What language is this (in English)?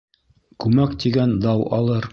Bashkir